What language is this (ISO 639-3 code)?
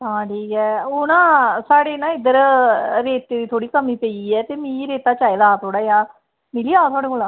doi